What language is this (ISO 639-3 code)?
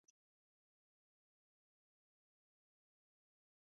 swa